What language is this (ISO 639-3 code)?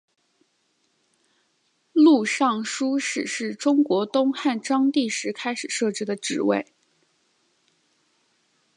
zho